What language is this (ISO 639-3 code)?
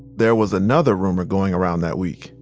eng